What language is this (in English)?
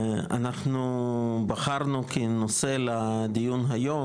Hebrew